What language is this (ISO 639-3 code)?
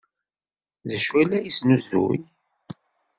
kab